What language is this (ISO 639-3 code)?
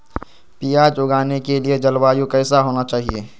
mag